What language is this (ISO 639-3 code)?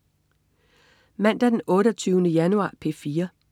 dan